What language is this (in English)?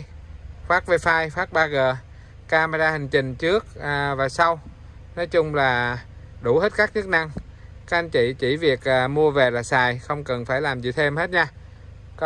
Vietnamese